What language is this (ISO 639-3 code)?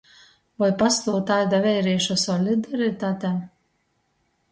ltg